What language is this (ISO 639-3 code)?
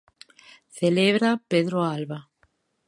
glg